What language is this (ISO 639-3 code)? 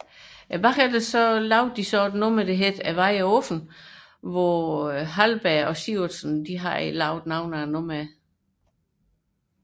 dan